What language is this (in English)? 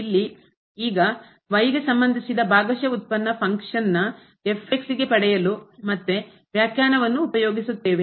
Kannada